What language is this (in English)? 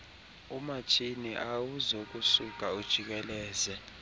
Xhosa